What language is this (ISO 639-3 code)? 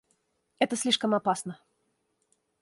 rus